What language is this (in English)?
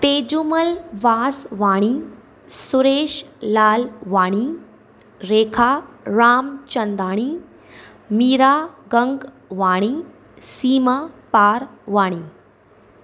Sindhi